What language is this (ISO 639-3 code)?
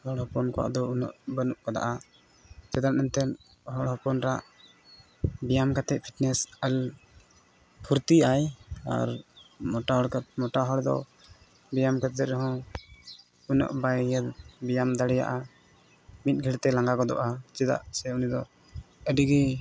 sat